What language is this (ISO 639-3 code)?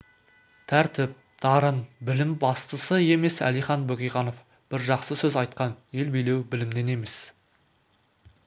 kaz